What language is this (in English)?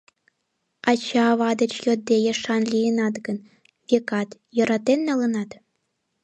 Mari